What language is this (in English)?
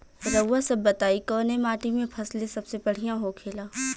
Bhojpuri